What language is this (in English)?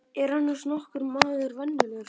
Icelandic